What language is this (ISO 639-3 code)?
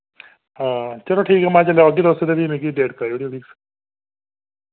doi